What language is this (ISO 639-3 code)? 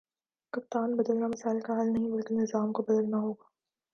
urd